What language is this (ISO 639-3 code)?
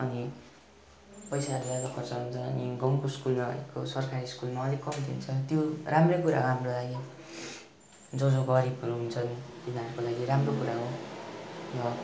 nep